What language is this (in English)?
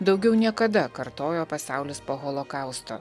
Lithuanian